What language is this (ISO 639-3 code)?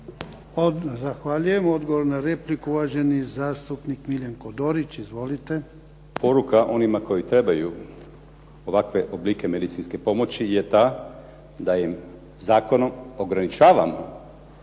hrv